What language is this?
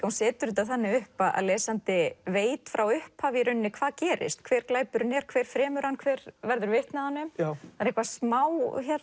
Icelandic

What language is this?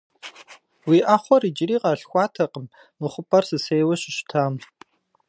Kabardian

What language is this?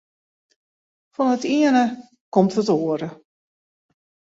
Western Frisian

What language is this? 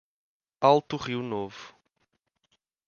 Portuguese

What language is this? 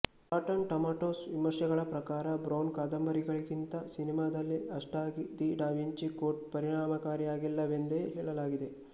Kannada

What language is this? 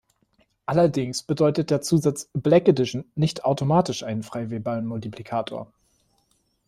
German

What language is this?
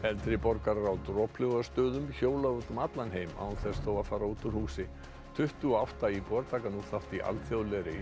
Icelandic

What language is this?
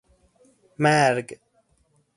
Persian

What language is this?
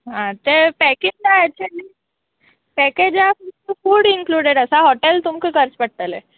Konkani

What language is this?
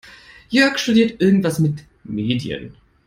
German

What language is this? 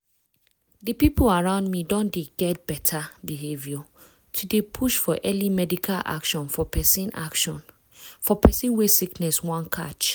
Nigerian Pidgin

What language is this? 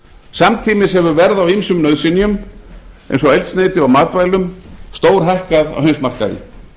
Icelandic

